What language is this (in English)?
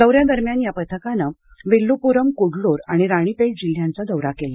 Marathi